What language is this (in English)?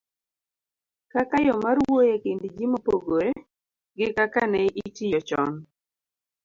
Luo (Kenya and Tanzania)